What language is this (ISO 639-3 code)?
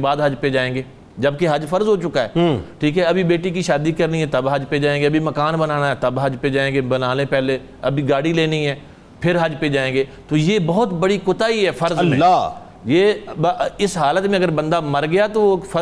urd